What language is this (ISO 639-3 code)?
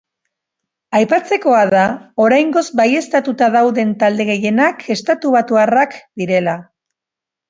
eus